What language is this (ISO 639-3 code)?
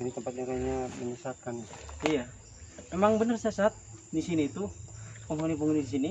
ind